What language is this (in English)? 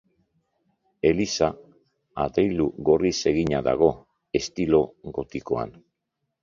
Basque